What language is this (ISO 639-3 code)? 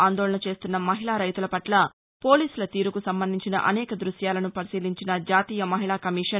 tel